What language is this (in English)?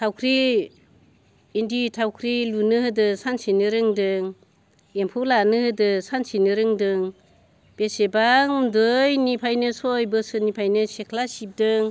Bodo